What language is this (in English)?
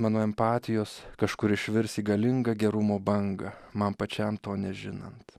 Lithuanian